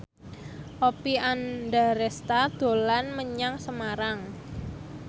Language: Javanese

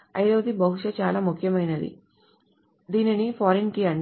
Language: Telugu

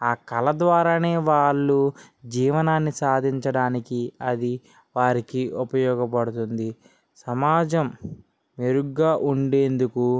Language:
Telugu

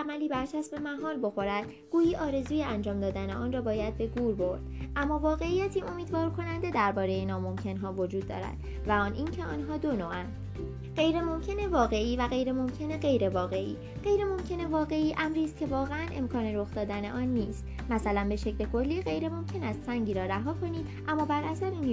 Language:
Persian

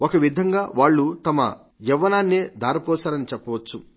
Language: Telugu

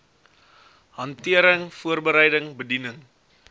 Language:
Afrikaans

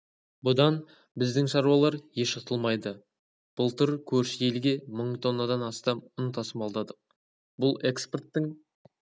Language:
Kazakh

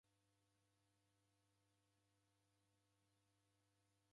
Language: Taita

